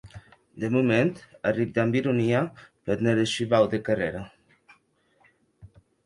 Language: Occitan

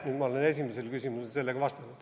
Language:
Estonian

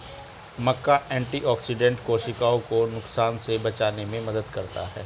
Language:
Hindi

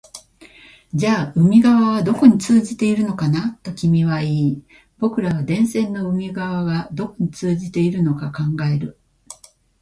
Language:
Japanese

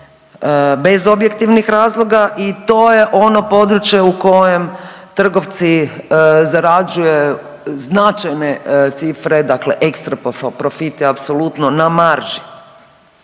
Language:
Croatian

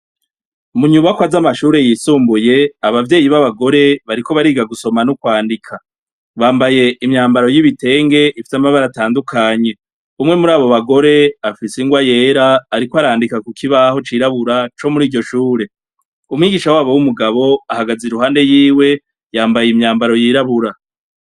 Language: Rundi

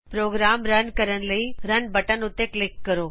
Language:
Punjabi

